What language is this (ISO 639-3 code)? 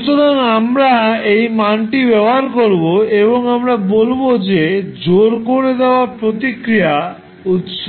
ben